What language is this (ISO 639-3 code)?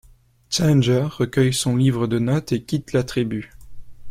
fra